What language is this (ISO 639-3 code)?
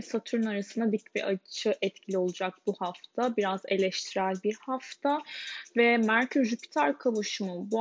tur